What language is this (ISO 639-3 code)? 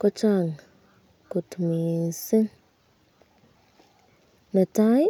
kln